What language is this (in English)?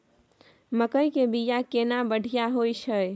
Maithili